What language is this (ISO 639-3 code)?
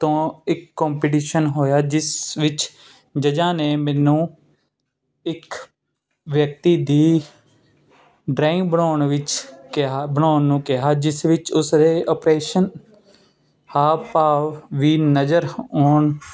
pan